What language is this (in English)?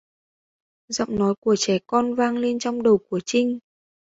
Vietnamese